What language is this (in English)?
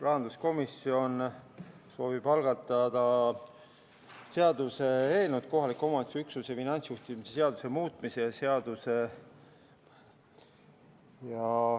Estonian